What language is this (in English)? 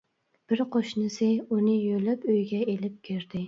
Uyghur